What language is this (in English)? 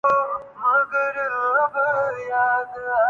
Urdu